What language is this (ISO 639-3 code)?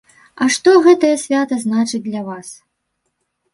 bel